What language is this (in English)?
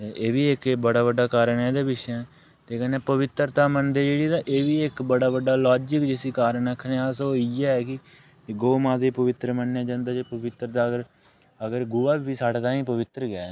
Dogri